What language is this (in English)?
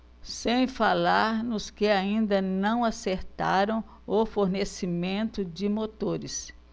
Portuguese